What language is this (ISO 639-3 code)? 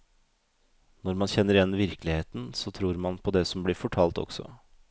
nor